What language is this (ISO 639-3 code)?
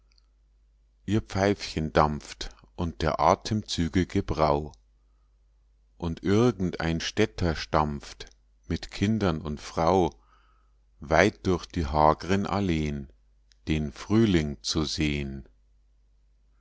deu